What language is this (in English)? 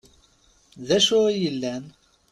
Kabyle